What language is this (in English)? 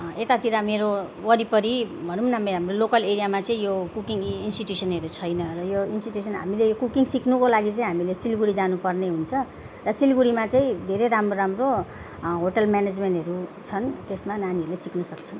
Nepali